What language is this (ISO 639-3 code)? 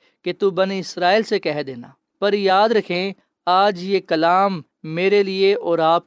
urd